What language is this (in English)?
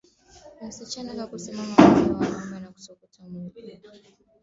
Swahili